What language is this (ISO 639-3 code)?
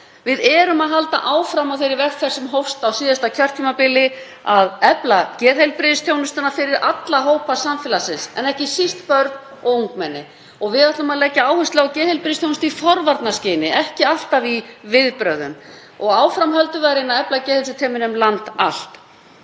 isl